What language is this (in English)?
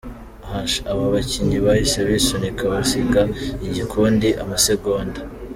Kinyarwanda